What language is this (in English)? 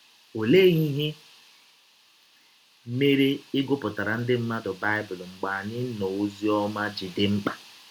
Igbo